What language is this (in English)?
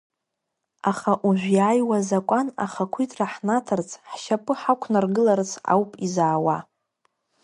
Abkhazian